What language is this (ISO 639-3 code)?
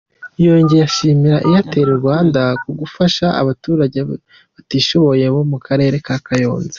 kin